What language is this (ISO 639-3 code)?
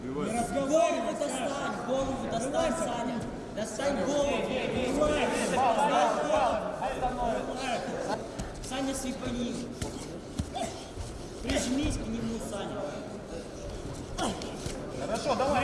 rus